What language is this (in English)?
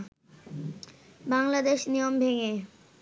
Bangla